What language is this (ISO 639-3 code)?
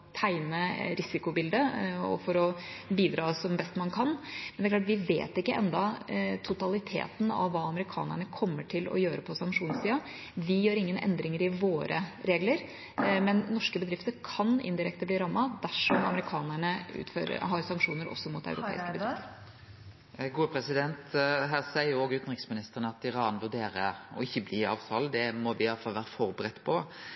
nor